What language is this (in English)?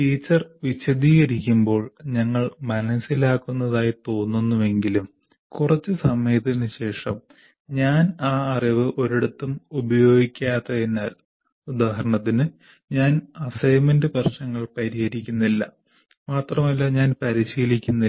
Malayalam